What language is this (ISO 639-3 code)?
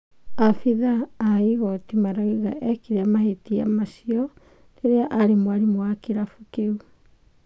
kik